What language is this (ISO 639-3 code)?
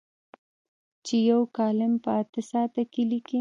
pus